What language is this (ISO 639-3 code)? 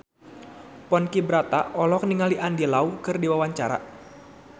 sun